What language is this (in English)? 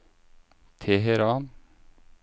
Norwegian